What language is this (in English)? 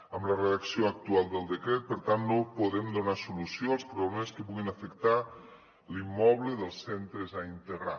Catalan